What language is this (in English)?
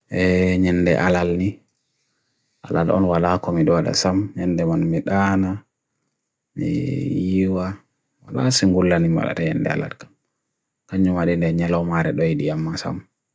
Bagirmi Fulfulde